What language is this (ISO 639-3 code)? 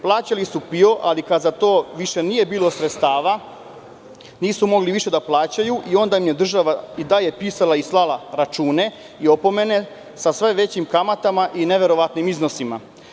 srp